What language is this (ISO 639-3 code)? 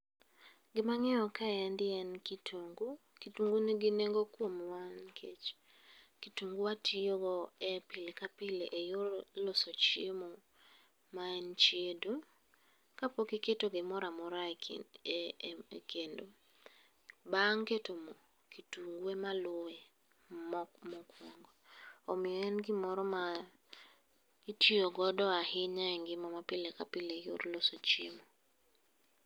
luo